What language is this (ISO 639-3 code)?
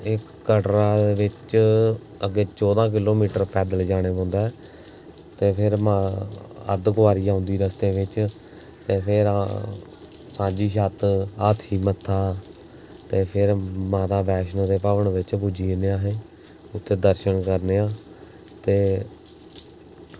doi